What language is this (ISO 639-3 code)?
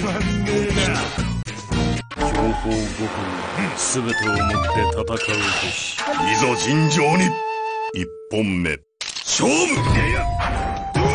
jpn